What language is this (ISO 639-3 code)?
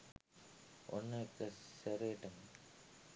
sin